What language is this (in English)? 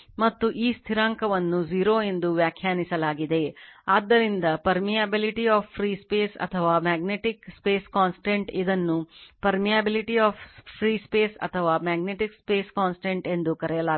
Kannada